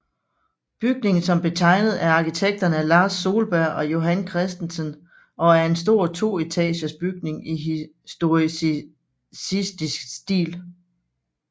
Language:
Danish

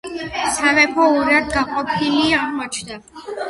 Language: Georgian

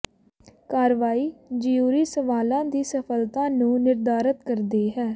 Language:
Punjabi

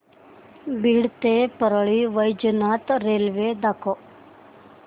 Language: Marathi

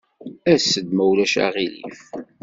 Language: Kabyle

